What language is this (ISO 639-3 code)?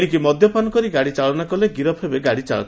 ori